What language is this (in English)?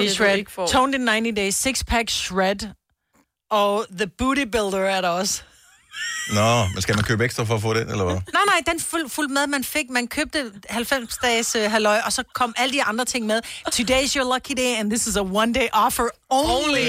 Danish